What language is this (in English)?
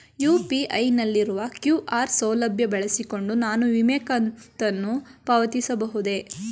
Kannada